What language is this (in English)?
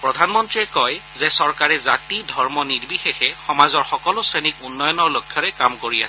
Assamese